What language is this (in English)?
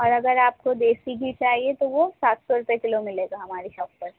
Urdu